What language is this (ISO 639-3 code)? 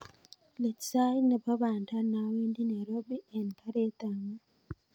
kln